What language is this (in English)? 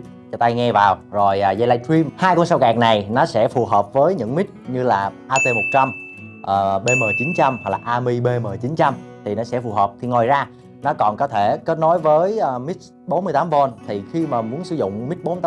Vietnamese